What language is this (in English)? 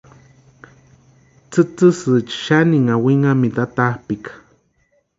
Western Highland Purepecha